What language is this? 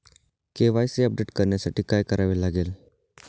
Marathi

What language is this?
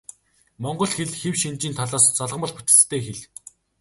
Mongolian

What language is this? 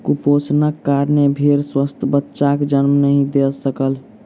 Maithili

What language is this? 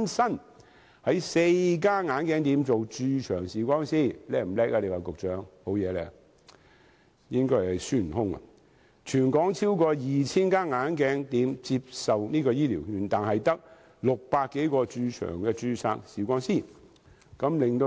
Cantonese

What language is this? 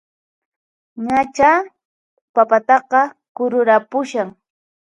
Puno Quechua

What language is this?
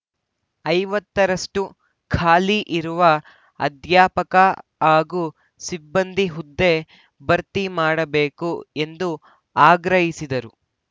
Kannada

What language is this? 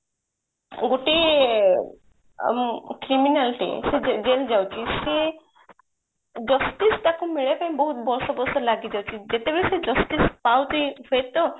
Odia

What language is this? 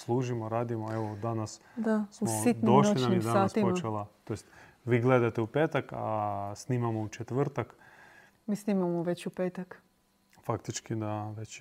Croatian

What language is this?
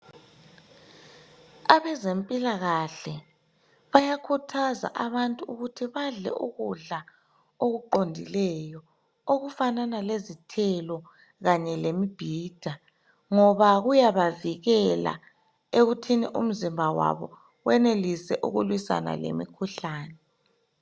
North Ndebele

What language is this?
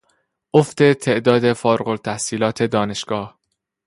Persian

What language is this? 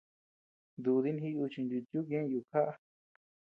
Tepeuxila Cuicatec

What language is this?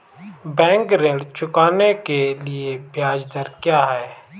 Hindi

